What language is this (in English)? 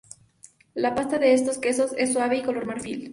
Spanish